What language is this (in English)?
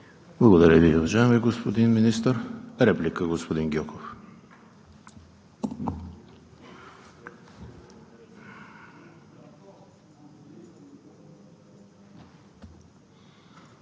Bulgarian